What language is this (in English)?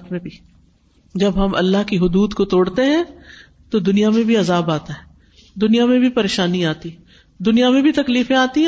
Urdu